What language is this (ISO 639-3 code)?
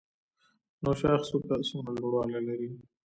pus